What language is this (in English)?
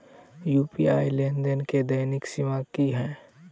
Maithili